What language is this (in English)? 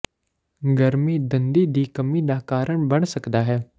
Punjabi